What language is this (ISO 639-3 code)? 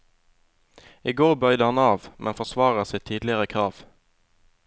nor